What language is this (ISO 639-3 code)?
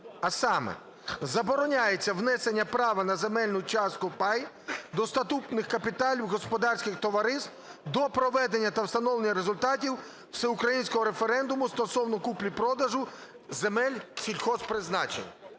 ukr